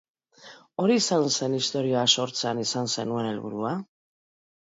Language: Basque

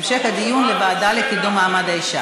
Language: Hebrew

